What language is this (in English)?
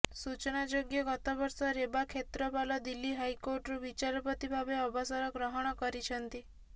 Odia